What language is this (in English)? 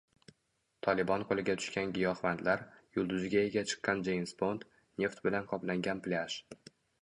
Uzbek